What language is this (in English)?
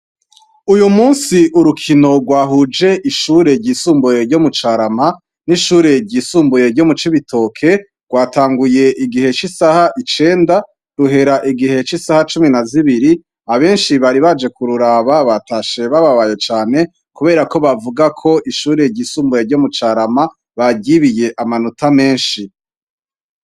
Rundi